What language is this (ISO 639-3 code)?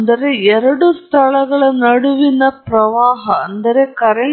kan